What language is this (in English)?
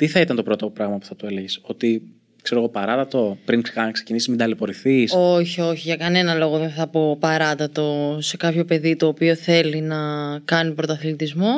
Greek